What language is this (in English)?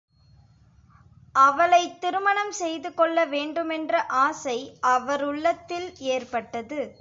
Tamil